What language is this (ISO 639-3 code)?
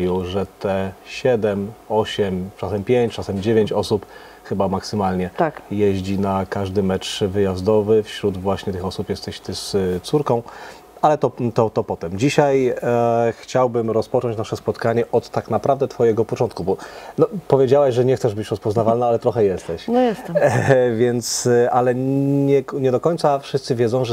pol